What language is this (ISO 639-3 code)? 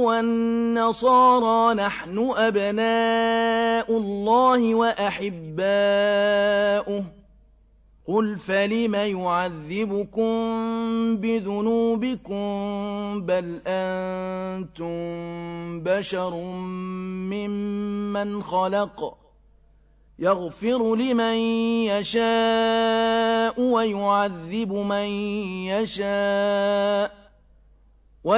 ara